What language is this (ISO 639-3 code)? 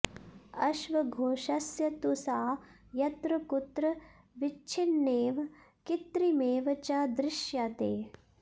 san